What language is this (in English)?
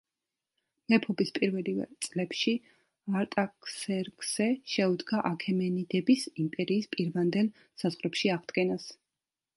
Georgian